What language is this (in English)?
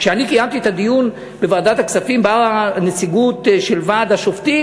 Hebrew